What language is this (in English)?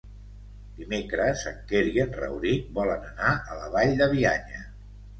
Catalan